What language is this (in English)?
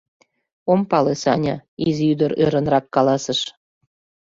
Mari